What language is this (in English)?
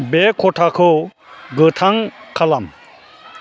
Bodo